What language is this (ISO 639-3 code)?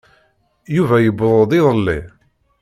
kab